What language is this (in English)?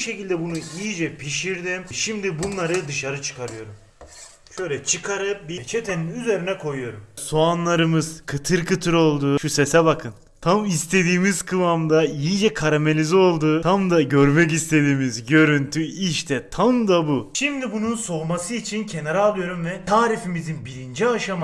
Turkish